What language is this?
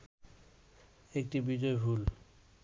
Bangla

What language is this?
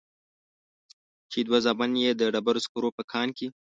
Pashto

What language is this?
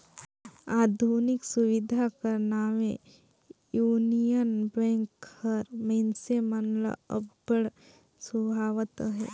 Chhattisgarhi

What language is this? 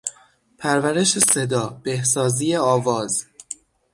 Persian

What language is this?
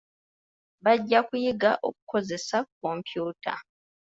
Ganda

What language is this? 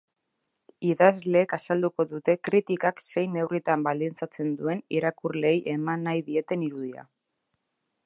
Basque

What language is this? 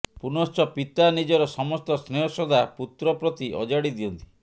Odia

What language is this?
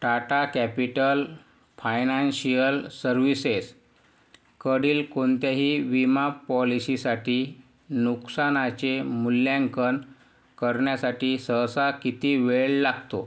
Marathi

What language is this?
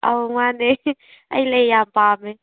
Manipuri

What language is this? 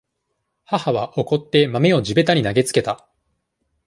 Japanese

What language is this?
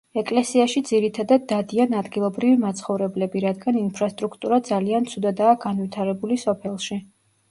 Georgian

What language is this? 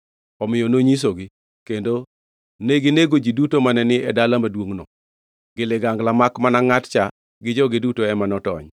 Luo (Kenya and Tanzania)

